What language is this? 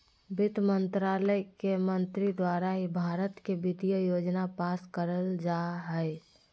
Magahi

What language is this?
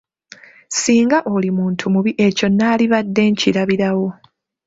Ganda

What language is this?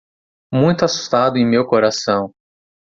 Portuguese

